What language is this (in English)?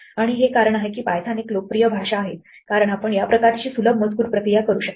Marathi